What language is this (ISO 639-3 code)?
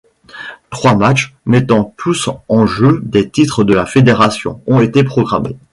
fra